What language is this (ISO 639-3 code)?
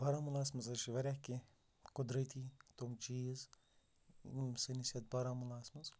kas